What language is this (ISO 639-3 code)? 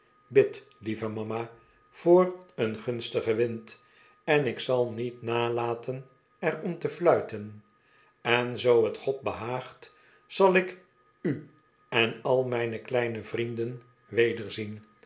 nld